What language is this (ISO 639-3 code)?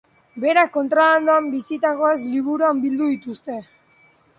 eus